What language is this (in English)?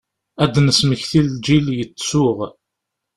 Kabyle